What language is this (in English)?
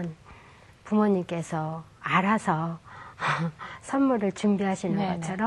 Korean